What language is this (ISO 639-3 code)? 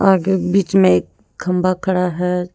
hin